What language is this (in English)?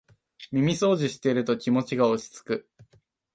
Japanese